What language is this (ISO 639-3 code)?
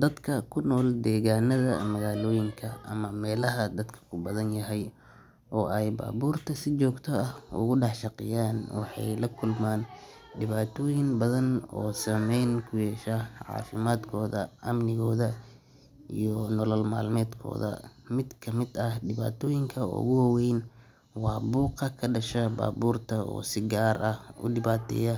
som